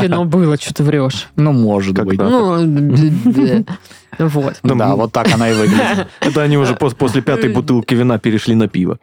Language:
Russian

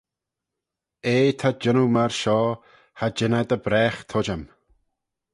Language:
Manx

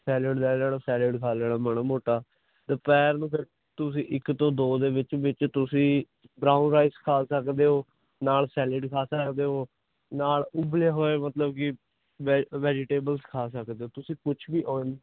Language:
Punjabi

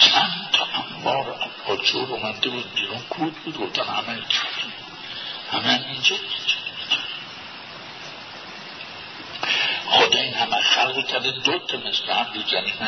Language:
Persian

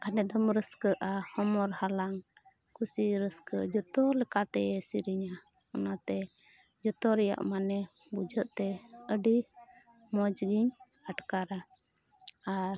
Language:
Santali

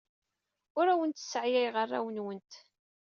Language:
Kabyle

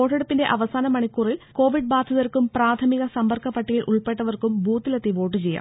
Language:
Malayalam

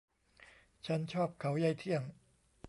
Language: Thai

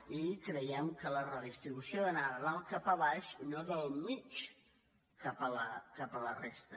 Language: Catalan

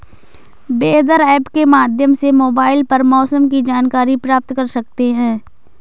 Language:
Hindi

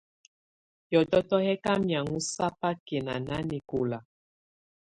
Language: Tunen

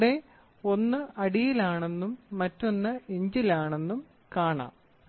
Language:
Malayalam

